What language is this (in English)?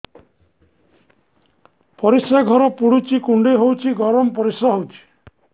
Odia